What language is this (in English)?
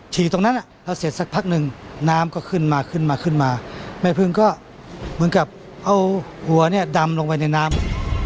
Thai